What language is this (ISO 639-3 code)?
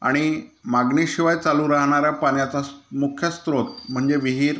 mar